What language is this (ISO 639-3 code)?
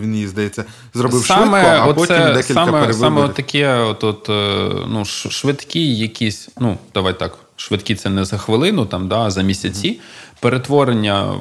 ukr